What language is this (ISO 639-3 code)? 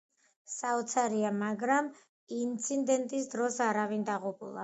kat